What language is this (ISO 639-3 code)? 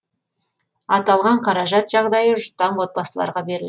kaz